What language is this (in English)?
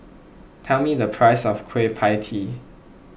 English